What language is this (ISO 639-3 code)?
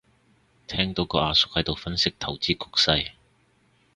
yue